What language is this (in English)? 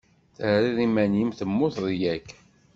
Kabyle